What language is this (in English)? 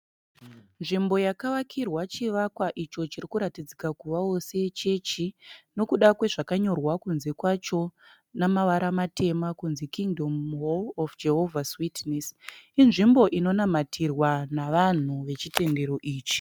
Shona